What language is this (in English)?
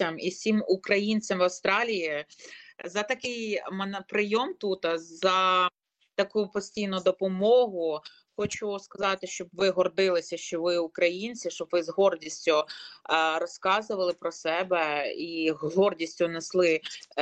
Ukrainian